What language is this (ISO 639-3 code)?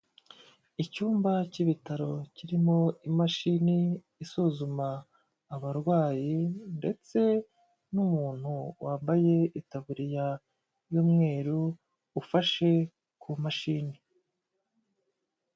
kin